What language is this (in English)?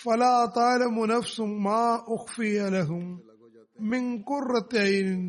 Malayalam